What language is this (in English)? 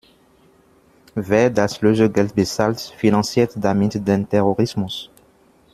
German